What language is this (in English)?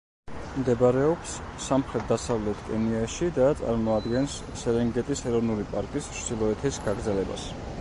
Georgian